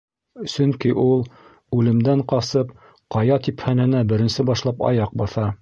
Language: Bashkir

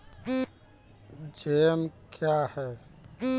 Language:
Maithili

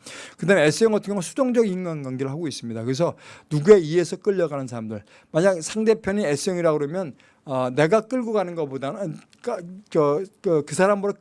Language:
Korean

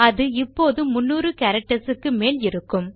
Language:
Tamil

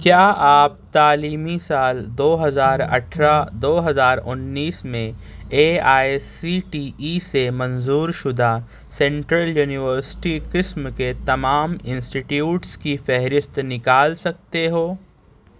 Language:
Urdu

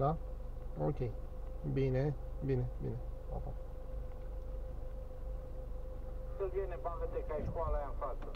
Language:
Romanian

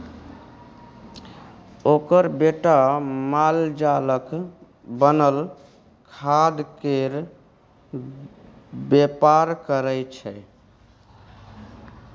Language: Maithili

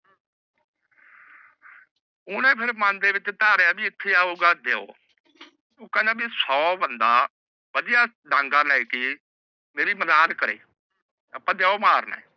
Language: Punjabi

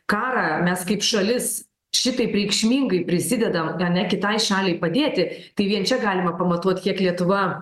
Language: Lithuanian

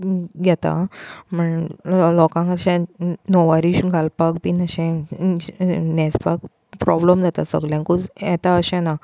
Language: Konkani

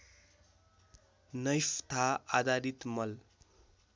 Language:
Nepali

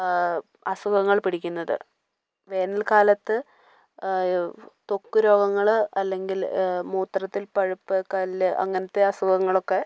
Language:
Malayalam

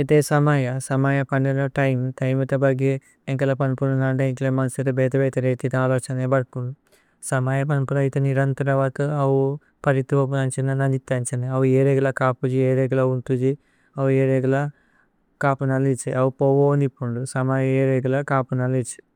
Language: Tulu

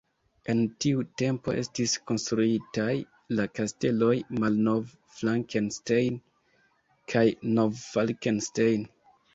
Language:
Esperanto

